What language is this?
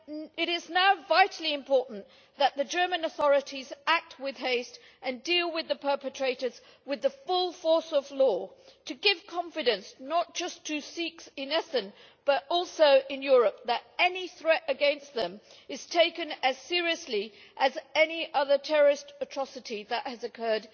English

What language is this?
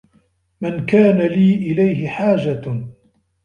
Arabic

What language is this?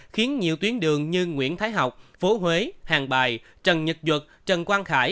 Vietnamese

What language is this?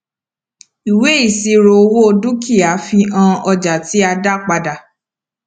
Yoruba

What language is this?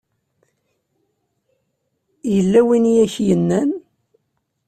Kabyle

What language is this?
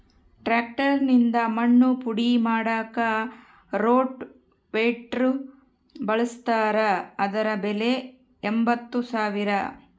Kannada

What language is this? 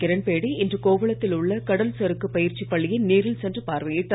Tamil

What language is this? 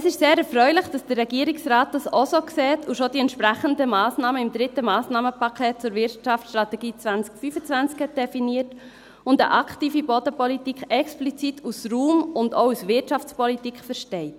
Swiss German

